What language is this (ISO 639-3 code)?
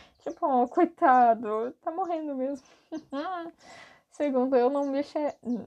por